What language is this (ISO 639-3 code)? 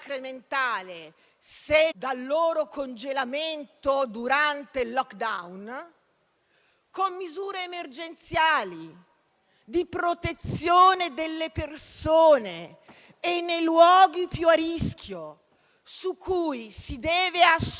ita